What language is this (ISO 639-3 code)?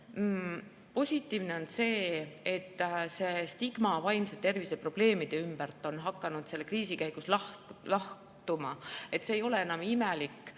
est